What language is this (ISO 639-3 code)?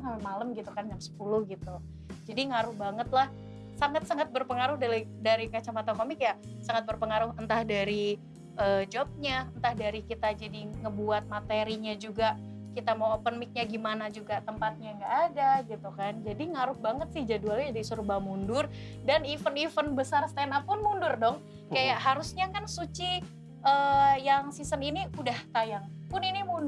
ind